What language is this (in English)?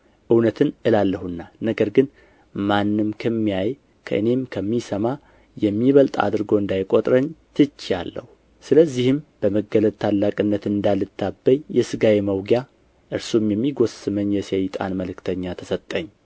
Amharic